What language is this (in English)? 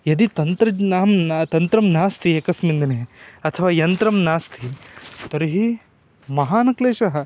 Sanskrit